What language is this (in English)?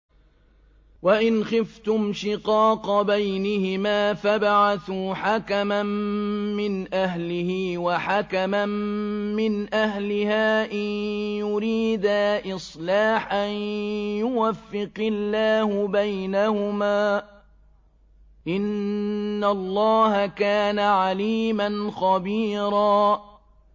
Arabic